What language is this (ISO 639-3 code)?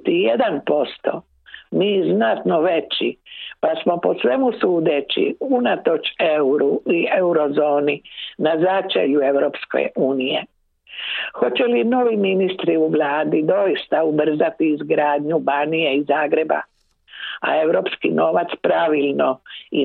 hrv